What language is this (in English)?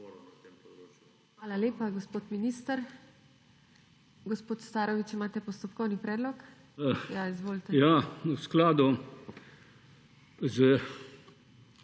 Slovenian